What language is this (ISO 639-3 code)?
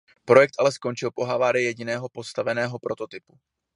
ces